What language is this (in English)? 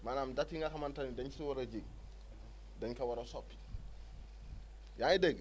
Wolof